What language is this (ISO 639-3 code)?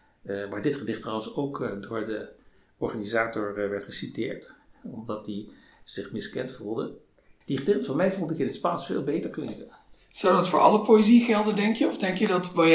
nld